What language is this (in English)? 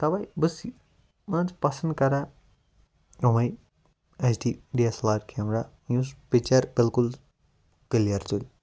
Kashmiri